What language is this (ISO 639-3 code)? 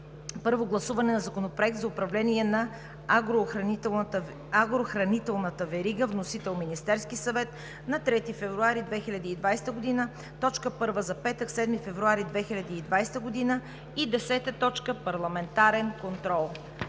bul